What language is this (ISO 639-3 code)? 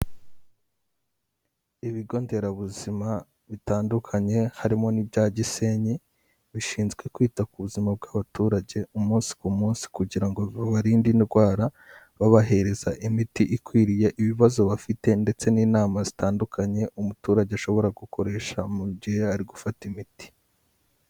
kin